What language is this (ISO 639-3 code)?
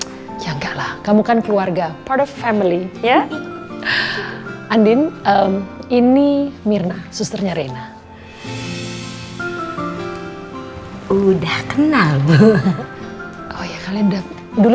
ind